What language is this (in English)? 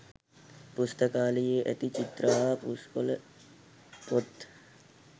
Sinhala